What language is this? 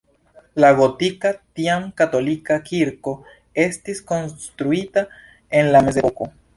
Esperanto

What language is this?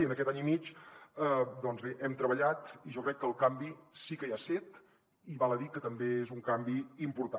Catalan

